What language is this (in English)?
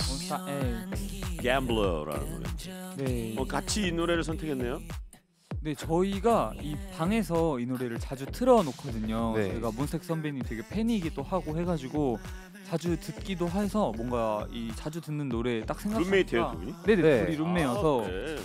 Korean